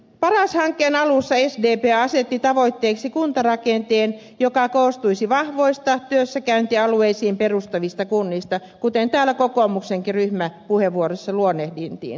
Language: Finnish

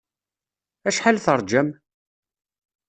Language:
Kabyle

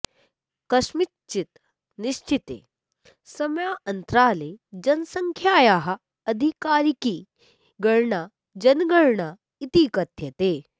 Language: Sanskrit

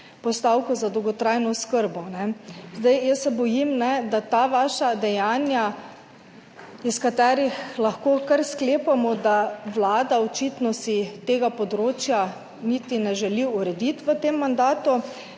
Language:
Slovenian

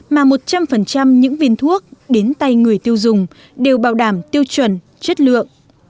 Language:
Vietnamese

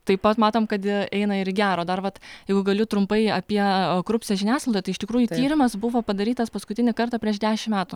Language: Lithuanian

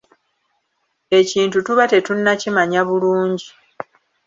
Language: Ganda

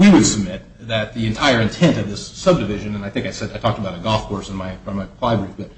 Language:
English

